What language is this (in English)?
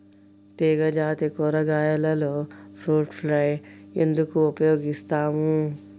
Telugu